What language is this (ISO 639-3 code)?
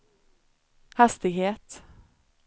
swe